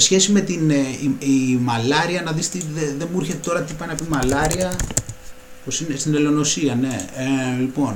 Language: Greek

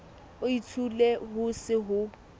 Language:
Southern Sotho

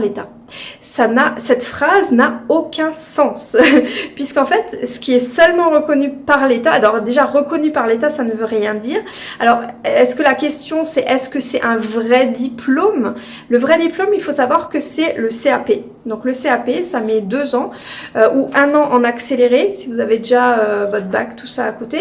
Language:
French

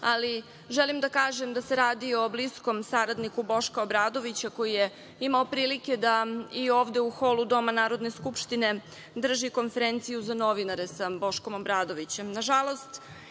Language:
Serbian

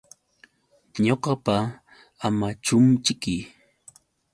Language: Yauyos Quechua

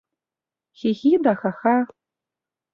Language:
Mari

